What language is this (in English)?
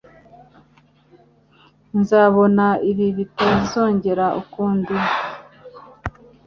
Kinyarwanda